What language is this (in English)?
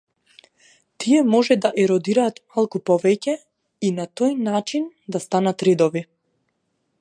Macedonian